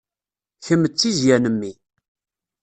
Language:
Kabyle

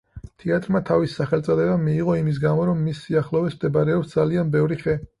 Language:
Georgian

